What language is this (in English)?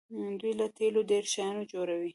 Pashto